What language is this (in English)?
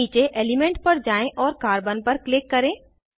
Hindi